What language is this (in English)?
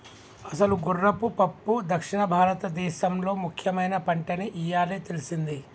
Telugu